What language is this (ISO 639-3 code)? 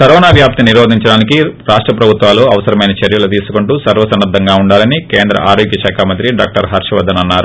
tel